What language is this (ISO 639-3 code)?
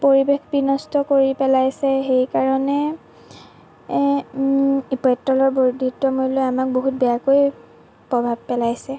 asm